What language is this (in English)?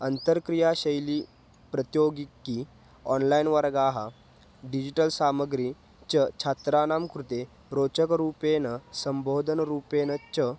Sanskrit